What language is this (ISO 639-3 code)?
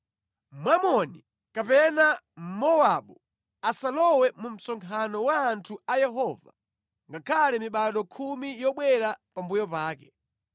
nya